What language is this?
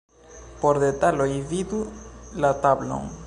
Esperanto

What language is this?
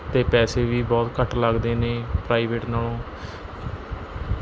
Punjabi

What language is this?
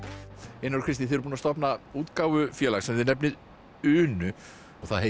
Icelandic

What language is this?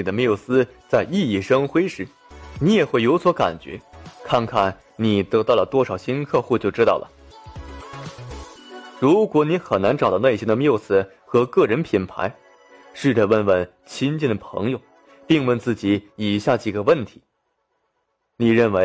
Chinese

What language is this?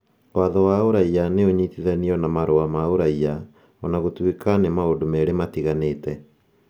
Kikuyu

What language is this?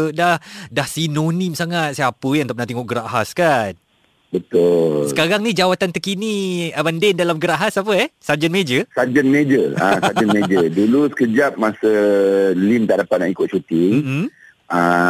Malay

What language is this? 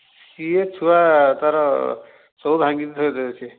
Odia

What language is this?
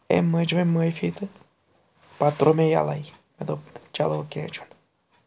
Kashmiri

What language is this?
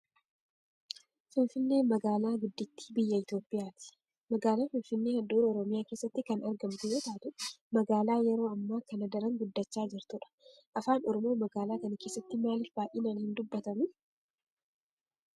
Oromo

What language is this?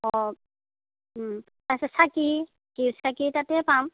Assamese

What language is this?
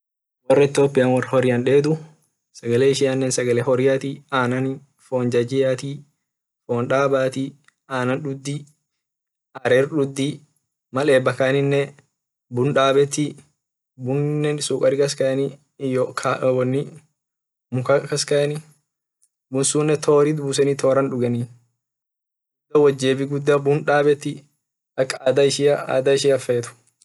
Orma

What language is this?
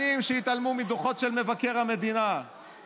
Hebrew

